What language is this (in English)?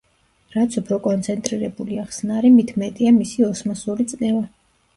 Georgian